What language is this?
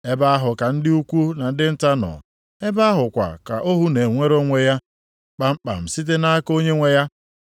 Igbo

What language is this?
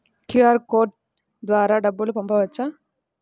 Telugu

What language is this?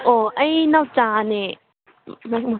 Manipuri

